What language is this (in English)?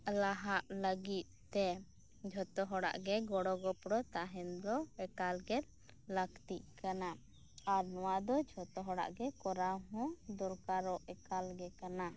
Santali